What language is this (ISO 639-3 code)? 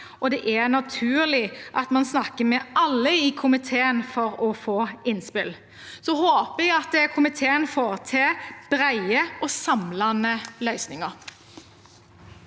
nor